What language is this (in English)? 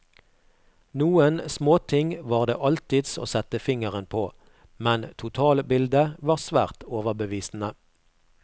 Norwegian